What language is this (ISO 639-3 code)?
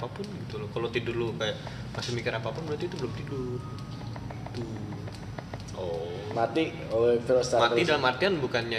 ind